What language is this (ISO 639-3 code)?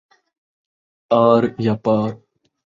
skr